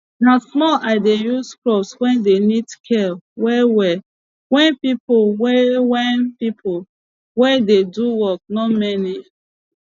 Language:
Nigerian Pidgin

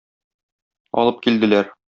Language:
Tatar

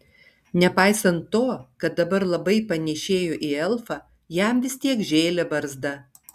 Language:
Lithuanian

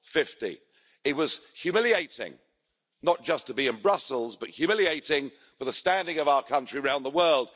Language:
English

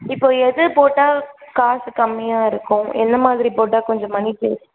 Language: Tamil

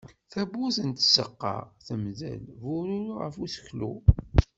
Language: Kabyle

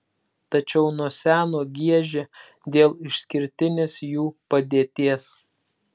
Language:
Lithuanian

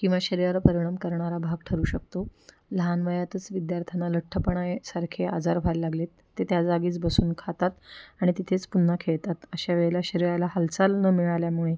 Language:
Marathi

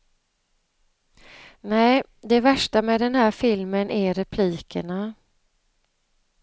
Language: Swedish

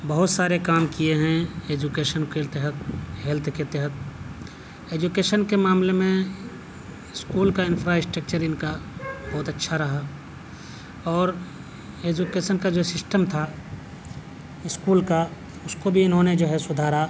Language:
Urdu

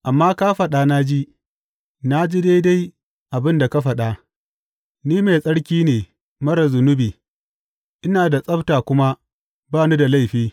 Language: Hausa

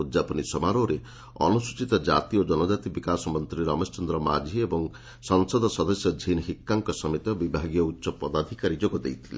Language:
Odia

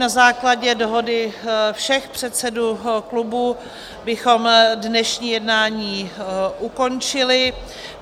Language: Czech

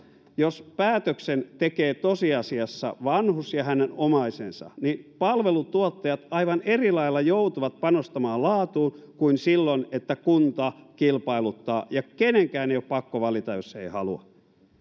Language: Finnish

